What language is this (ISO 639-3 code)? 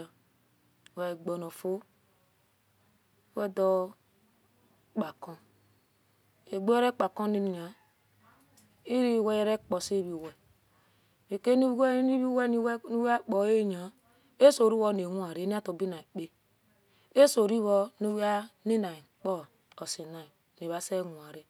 ish